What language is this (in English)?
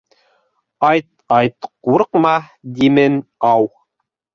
Bashkir